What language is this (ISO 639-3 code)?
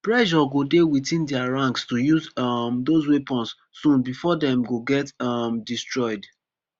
pcm